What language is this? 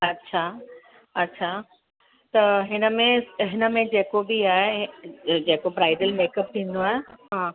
Sindhi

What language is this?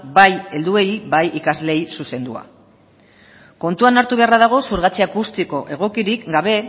Basque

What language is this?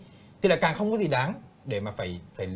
Vietnamese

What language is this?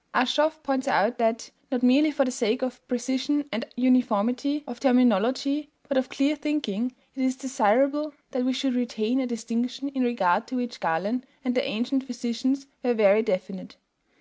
English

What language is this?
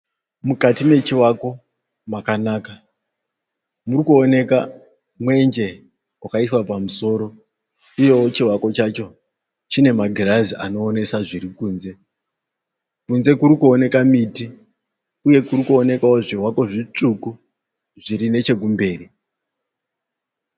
Shona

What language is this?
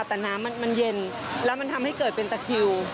Thai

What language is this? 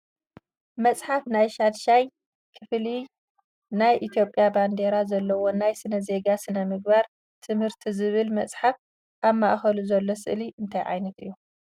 Tigrinya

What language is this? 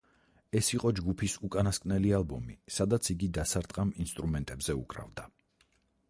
Georgian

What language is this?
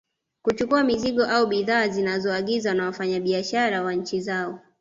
Swahili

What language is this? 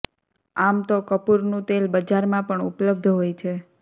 Gujarati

